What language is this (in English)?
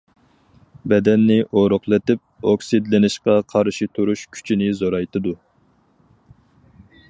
Uyghur